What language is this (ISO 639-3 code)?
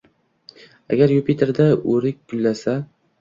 uzb